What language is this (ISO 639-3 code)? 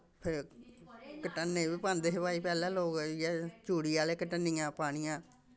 doi